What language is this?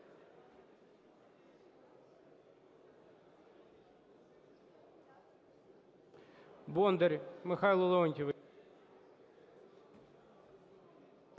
Ukrainian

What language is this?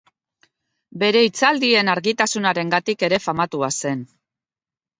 Basque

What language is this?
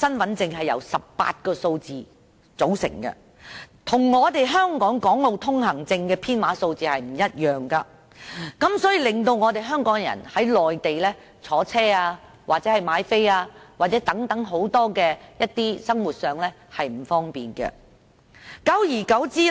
Cantonese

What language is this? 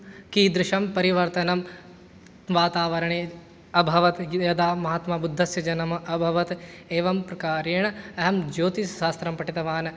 Sanskrit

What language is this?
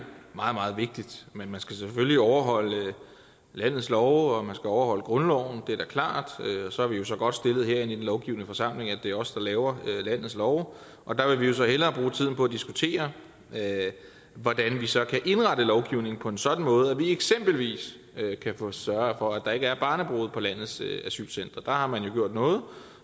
Danish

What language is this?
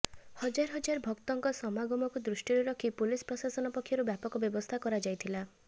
Odia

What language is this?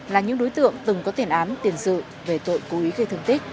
Vietnamese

